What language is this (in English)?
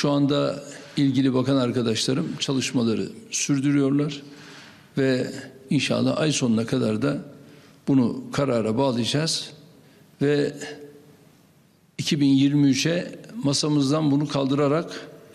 Turkish